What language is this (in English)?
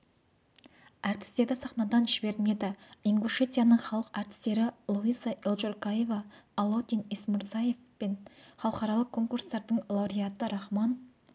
Kazakh